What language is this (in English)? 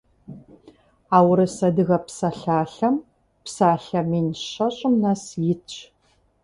Kabardian